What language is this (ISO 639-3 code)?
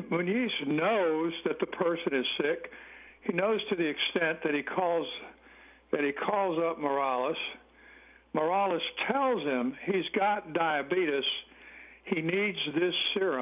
eng